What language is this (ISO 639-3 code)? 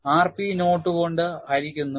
mal